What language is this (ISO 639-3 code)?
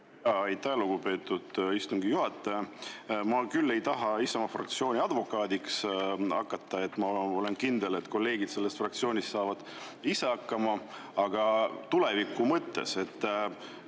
est